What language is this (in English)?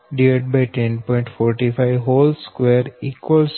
Gujarati